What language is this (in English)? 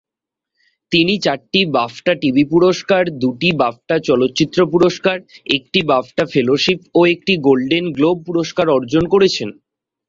Bangla